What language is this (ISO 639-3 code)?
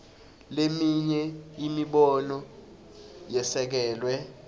ssw